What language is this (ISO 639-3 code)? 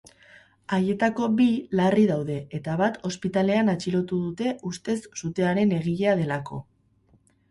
eus